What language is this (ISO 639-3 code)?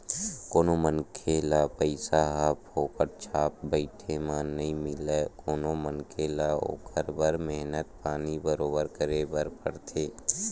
hne